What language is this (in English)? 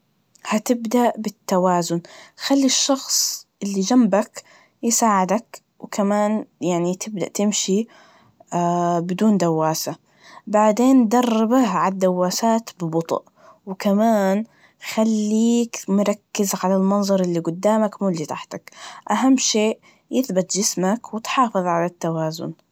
Najdi Arabic